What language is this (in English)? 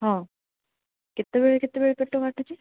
Odia